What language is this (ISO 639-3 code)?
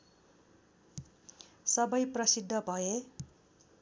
nep